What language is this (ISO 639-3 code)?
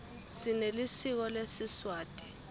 ssw